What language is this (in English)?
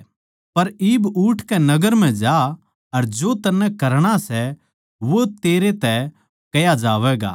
Haryanvi